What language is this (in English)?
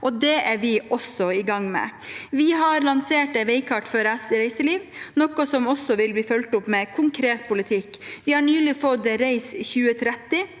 Norwegian